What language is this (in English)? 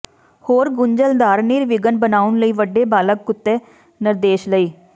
Punjabi